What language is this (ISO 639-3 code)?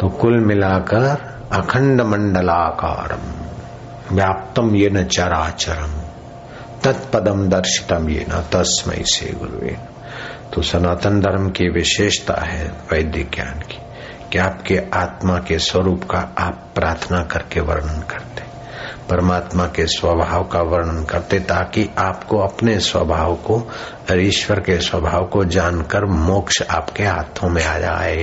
hin